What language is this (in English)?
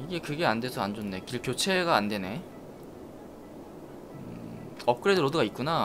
Korean